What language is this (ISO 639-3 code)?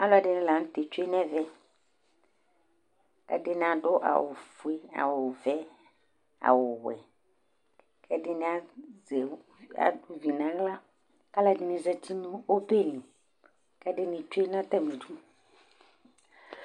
kpo